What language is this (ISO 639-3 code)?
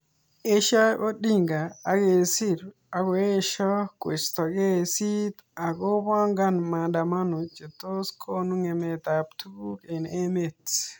kln